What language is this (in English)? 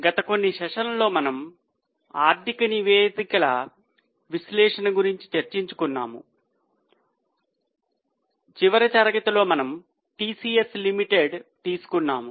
Telugu